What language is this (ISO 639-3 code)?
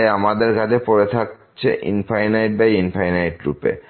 ben